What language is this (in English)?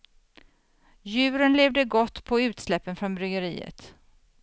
Swedish